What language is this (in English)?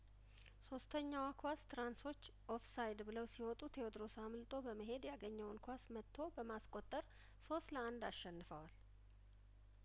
Amharic